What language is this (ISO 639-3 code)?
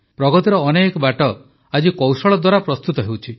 ori